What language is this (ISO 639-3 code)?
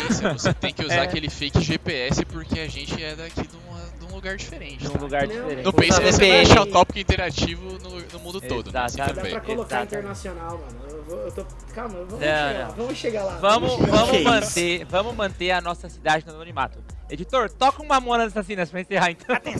por